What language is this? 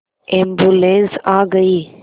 Hindi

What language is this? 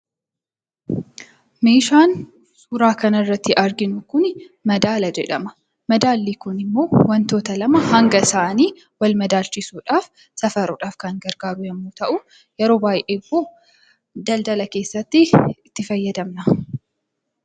Oromo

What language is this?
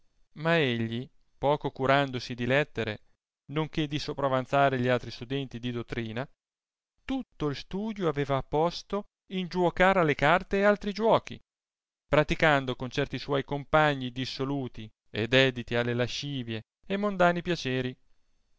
Italian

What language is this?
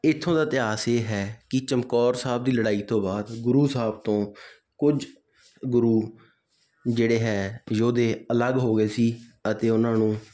Punjabi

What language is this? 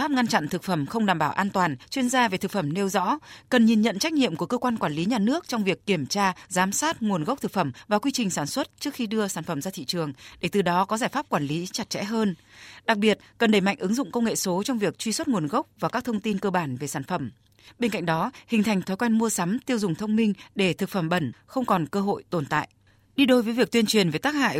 Vietnamese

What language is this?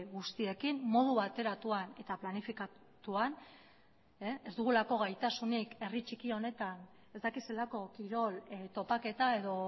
Basque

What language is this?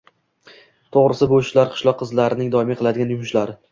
Uzbek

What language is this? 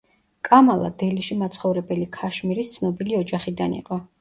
Georgian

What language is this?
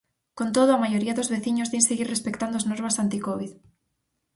Galician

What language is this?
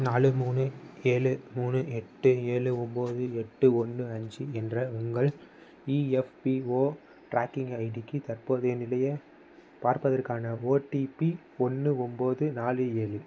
Tamil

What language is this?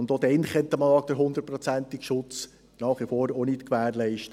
Swiss German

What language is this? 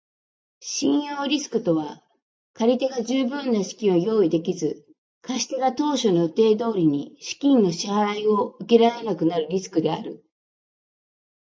Japanese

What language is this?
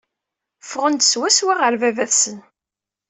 Kabyle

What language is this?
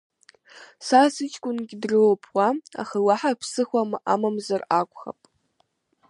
Abkhazian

